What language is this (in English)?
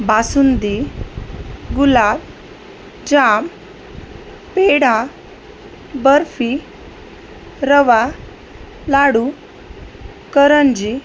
Marathi